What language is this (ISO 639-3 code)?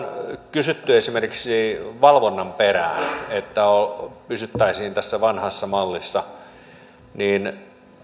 fin